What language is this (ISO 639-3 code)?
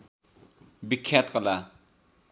nep